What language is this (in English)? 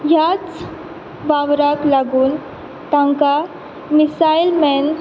Konkani